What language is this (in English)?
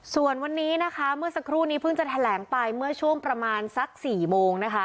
Thai